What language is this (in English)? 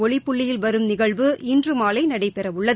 Tamil